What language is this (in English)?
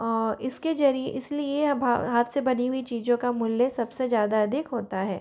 Hindi